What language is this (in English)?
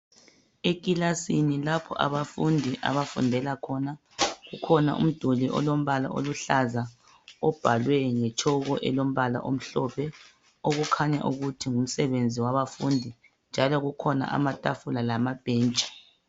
North Ndebele